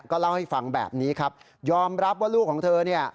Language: Thai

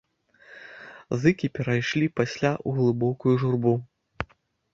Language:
Belarusian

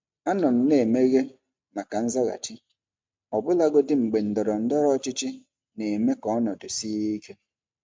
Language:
Igbo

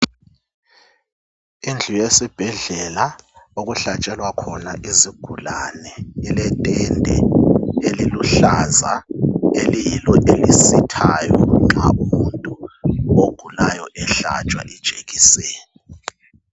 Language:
North Ndebele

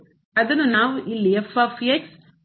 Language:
Kannada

